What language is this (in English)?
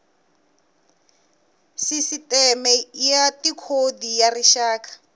Tsonga